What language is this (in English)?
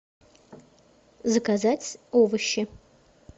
Russian